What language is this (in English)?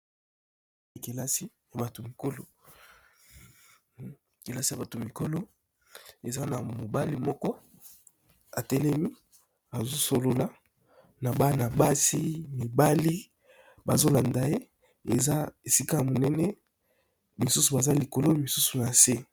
Lingala